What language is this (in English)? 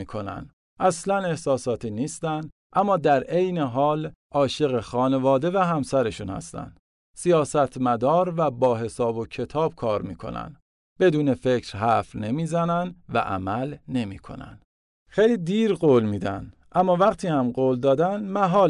Persian